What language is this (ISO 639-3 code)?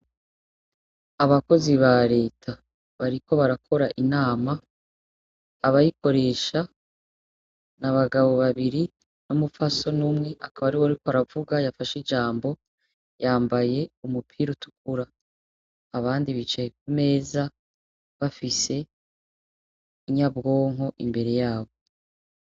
run